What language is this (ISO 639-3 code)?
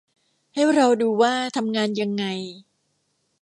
tha